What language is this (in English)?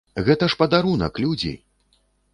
Belarusian